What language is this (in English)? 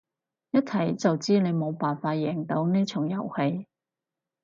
Cantonese